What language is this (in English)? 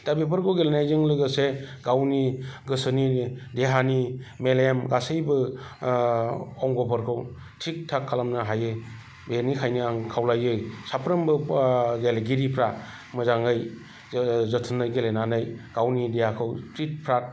Bodo